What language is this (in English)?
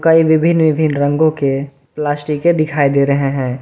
Hindi